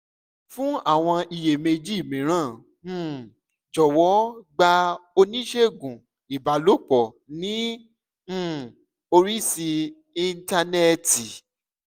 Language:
Yoruba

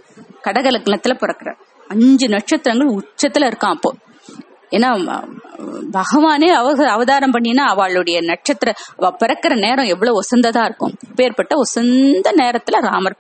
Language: Tamil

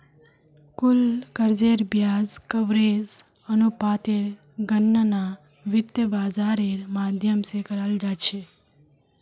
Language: Magahi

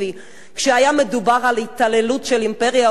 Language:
Hebrew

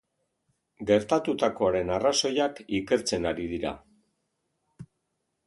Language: Basque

